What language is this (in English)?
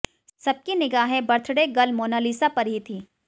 Hindi